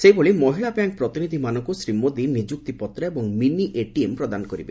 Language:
Odia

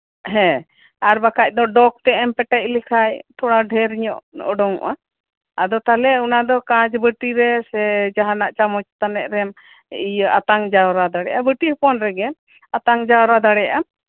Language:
Santali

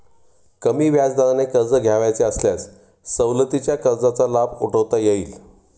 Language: Marathi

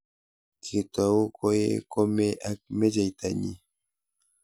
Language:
Kalenjin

